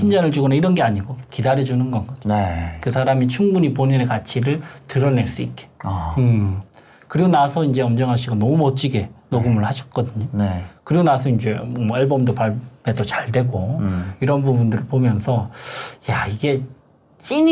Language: Korean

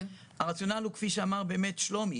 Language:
Hebrew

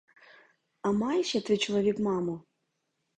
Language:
Ukrainian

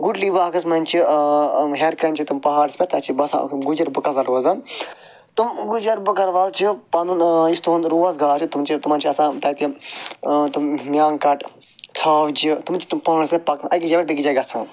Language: Kashmiri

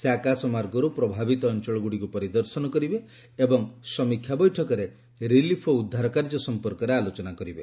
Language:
Odia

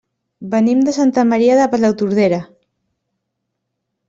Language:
Catalan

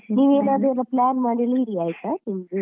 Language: Kannada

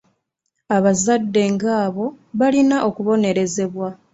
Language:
Ganda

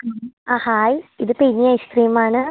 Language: Malayalam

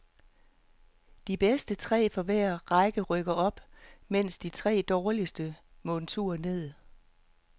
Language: Danish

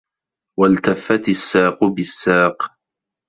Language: Arabic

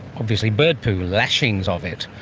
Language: English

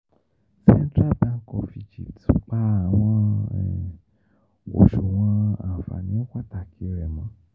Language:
Yoruba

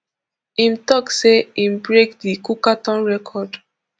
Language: Nigerian Pidgin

